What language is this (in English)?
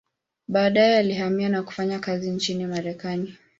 Swahili